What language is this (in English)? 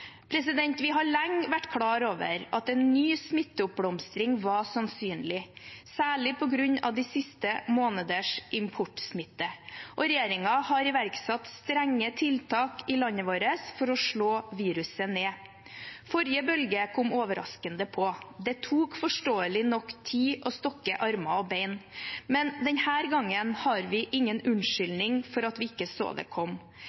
Norwegian Bokmål